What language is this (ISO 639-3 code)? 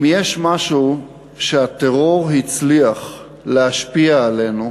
heb